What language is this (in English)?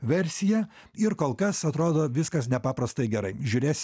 Lithuanian